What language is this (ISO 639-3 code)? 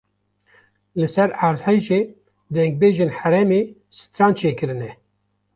kur